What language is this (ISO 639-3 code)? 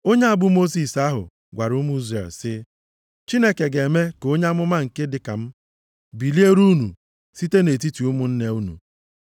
ibo